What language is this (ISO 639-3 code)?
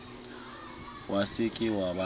sot